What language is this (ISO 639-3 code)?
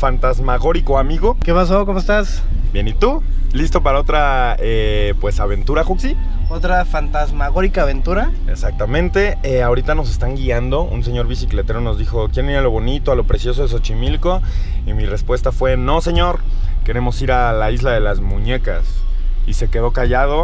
spa